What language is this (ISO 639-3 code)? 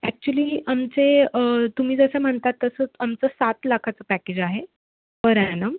mar